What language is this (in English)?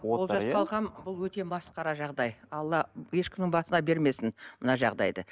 Kazakh